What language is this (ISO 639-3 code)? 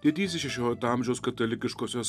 lit